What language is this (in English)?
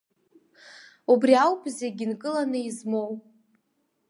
Abkhazian